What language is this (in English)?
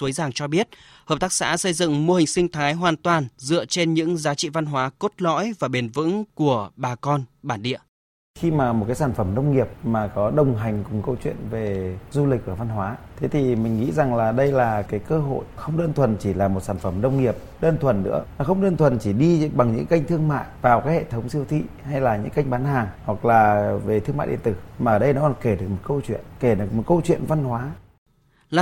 Vietnamese